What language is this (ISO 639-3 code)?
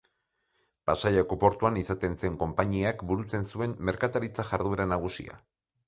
eus